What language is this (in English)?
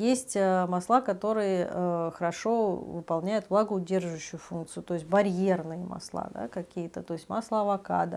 Russian